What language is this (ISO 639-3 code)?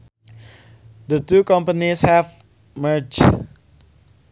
sun